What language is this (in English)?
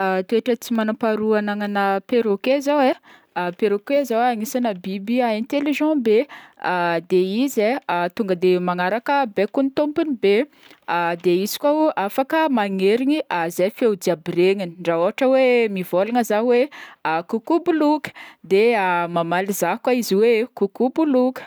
Northern Betsimisaraka Malagasy